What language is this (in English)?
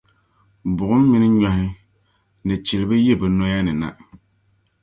Dagbani